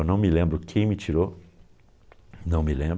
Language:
Portuguese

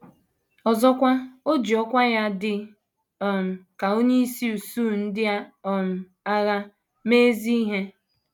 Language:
Igbo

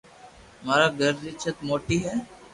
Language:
Loarki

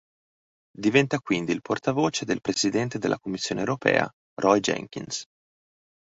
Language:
Italian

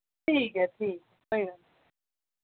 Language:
Dogri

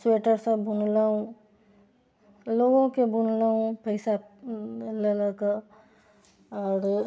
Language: Maithili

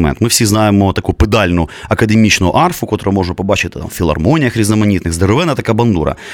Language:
Ukrainian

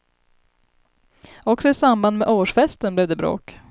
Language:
Swedish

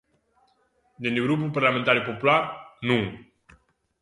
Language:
Galician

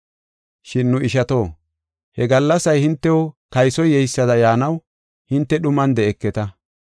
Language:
Gofa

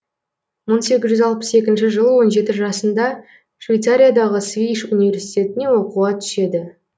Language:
Kazakh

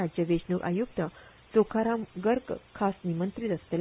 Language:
Konkani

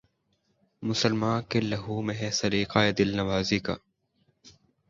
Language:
Urdu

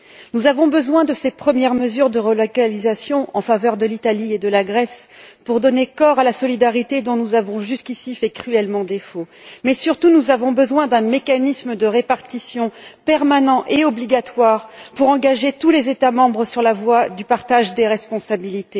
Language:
French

